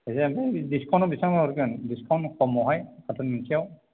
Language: Bodo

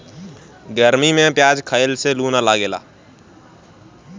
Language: Bhojpuri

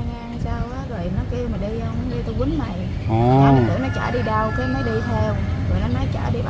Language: Vietnamese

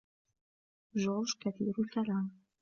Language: Arabic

